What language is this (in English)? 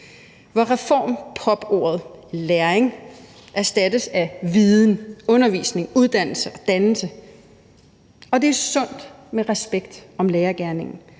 Danish